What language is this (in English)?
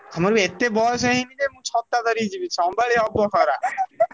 Odia